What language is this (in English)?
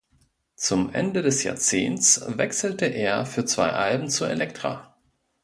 German